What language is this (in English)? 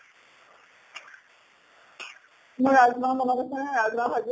Assamese